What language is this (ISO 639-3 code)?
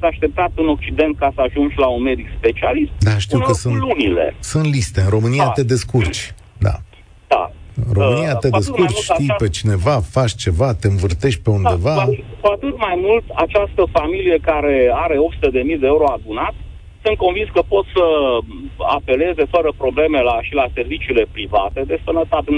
ron